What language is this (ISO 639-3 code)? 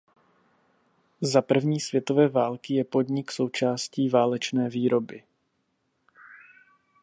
ces